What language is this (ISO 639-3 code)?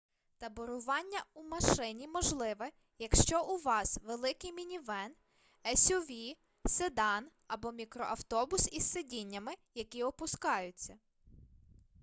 ukr